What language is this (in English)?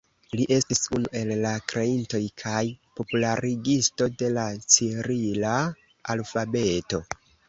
Esperanto